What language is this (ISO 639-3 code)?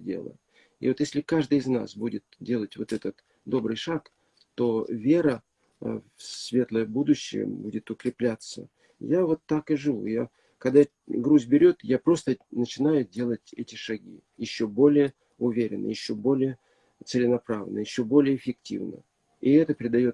rus